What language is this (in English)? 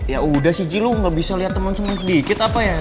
Indonesian